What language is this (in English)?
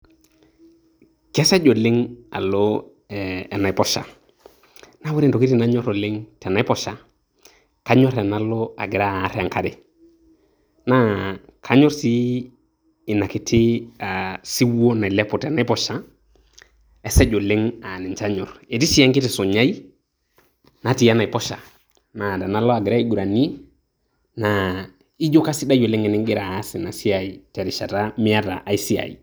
Masai